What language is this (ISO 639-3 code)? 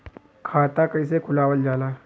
bho